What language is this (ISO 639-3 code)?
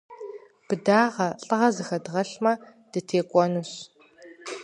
kbd